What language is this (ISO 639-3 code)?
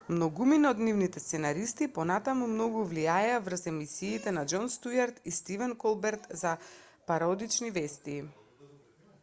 mkd